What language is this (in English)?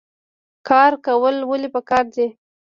Pashto